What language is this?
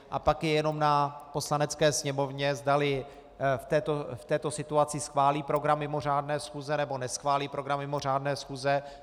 Czech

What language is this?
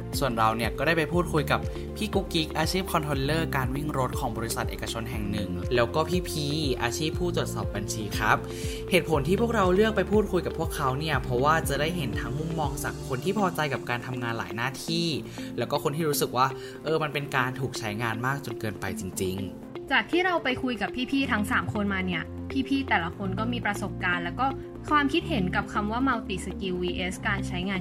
Thai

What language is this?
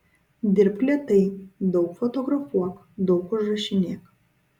Lithuanian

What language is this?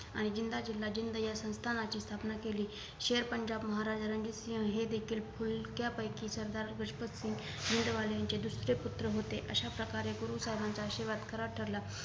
Marathi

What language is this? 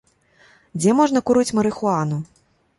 Belarusian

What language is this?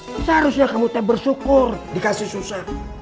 Indonesian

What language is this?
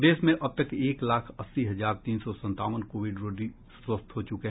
Hindi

